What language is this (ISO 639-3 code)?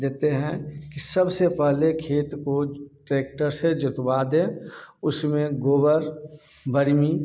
hin